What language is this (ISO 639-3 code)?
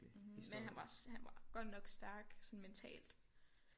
dan